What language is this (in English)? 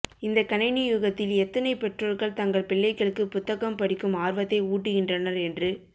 Tamil